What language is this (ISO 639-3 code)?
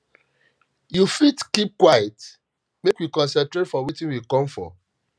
pcm